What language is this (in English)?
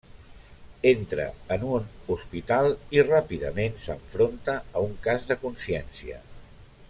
Catalan